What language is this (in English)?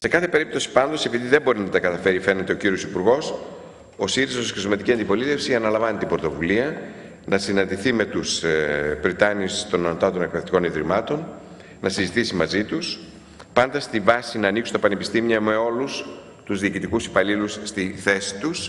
Greek